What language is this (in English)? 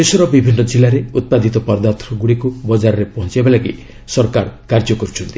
Odia